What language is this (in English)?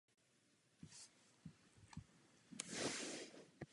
Czech